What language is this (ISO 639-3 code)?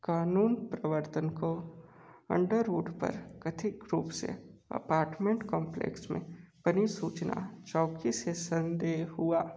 hin